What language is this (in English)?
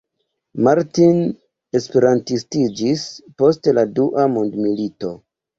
Esperanto